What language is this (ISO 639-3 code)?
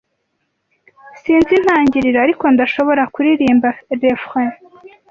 kin